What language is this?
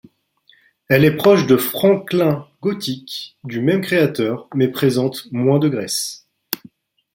French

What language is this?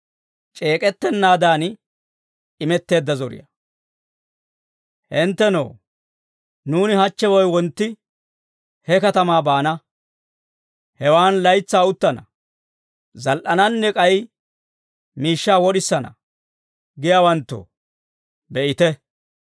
Dawro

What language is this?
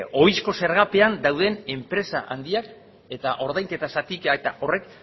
Basque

